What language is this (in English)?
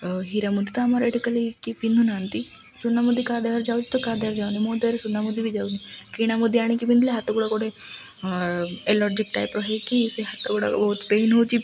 Odia